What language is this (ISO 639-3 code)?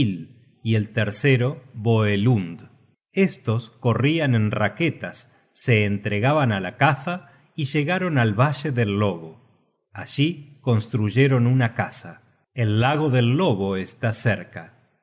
spa